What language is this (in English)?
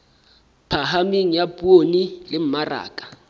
Southern Sotho